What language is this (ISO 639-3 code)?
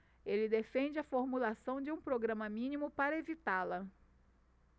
por